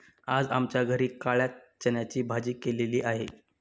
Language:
Marathi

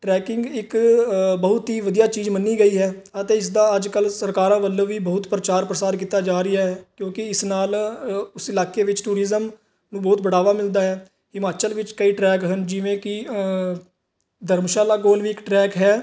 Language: Punjabi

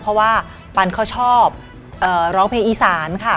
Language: Thai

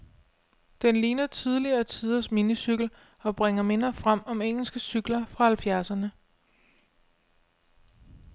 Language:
Danish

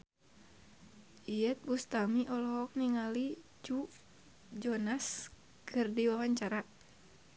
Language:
Sundanese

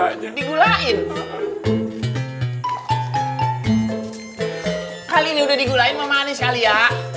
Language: Indonesian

